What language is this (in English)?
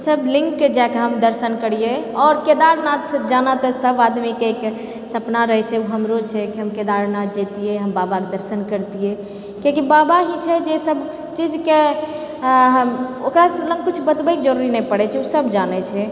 Maithili